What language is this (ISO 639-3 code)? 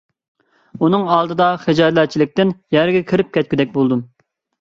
uig